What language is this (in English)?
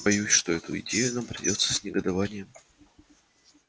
Russian